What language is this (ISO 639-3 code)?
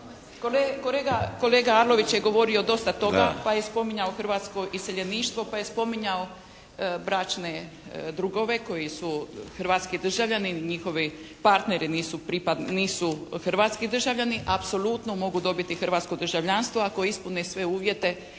hrv